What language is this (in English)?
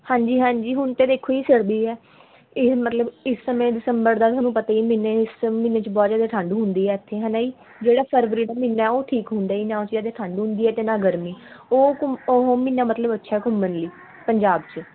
Punjabi